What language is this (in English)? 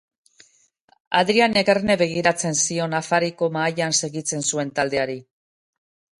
Basque